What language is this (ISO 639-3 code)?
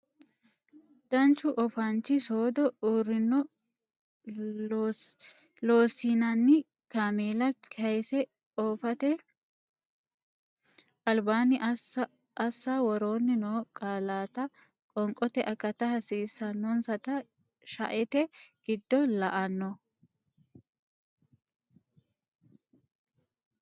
sid